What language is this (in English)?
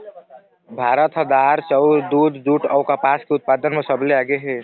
Chhattisgarhi